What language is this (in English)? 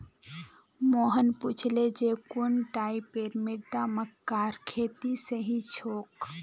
Magahi